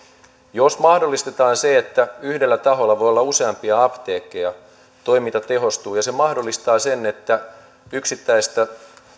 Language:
Finnish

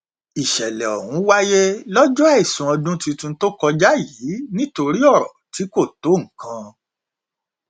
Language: Yoruba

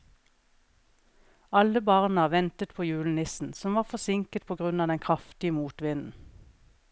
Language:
Norwegian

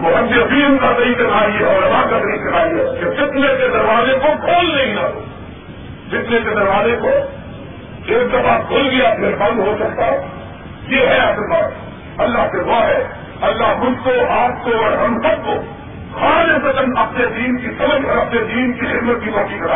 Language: Urdu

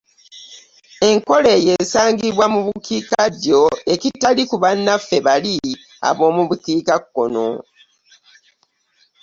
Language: Ganda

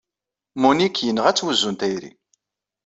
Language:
Kabyle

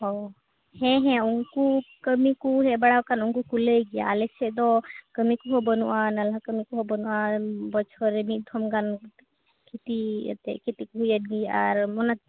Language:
Santali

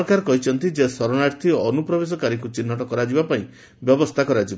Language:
Odia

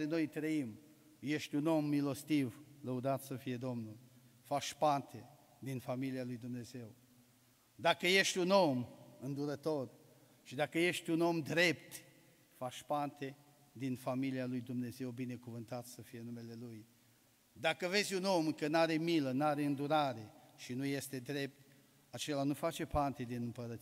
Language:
Romanian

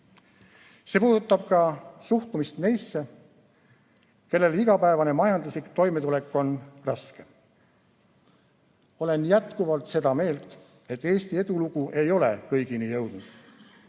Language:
Estonian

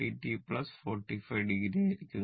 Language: Malayalam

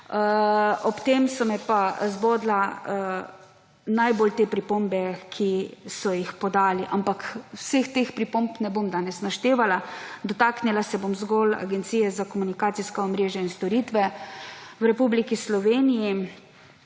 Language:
Slovenian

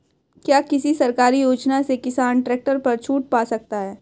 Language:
Hindi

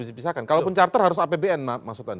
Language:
Indonesian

